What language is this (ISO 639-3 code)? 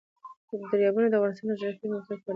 pus